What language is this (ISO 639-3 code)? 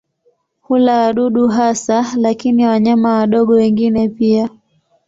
swa